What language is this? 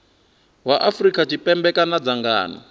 Venda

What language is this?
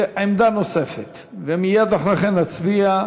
Hebrew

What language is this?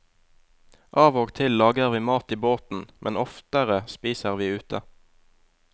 Norwegian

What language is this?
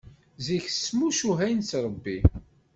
Kabyle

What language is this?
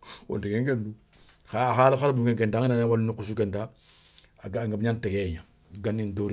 Soninke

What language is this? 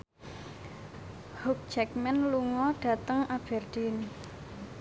Javanese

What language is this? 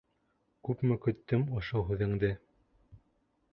Bashkir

